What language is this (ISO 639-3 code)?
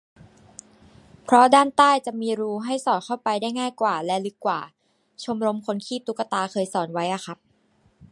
tha